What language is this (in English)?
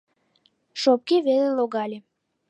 Mari